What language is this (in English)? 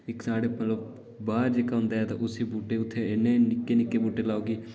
Dogri